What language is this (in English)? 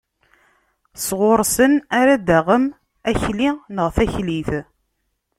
Kabyle